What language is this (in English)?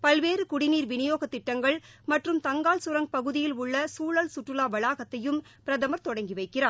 Tamil